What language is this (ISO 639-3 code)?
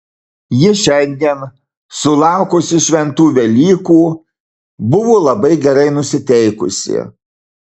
lit